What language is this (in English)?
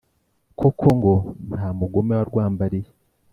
Kinyarwanda